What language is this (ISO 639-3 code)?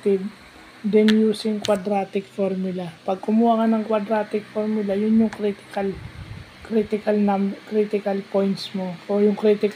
fil